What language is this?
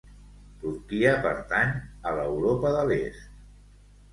Catalan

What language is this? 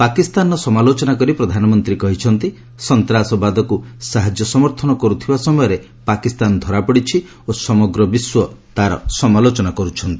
Odia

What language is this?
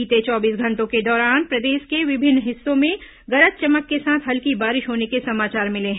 Hindi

